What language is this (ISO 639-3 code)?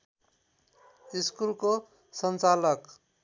nep